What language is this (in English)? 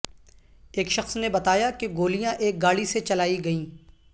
Urdu